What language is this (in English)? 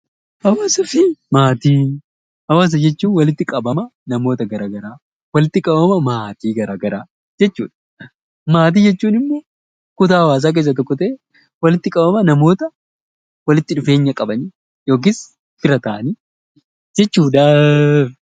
Oromo